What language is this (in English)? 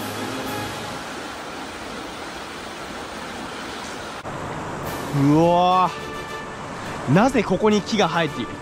Japanese